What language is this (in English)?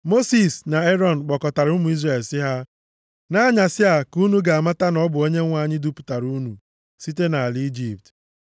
Igbo